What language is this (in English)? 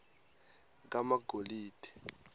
Swati